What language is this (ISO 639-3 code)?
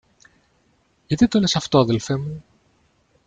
ell